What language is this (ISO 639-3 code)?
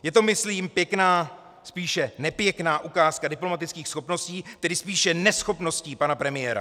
ces